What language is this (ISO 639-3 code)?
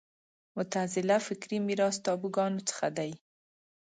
pus